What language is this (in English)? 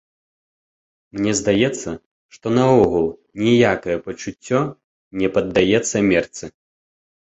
Belarusian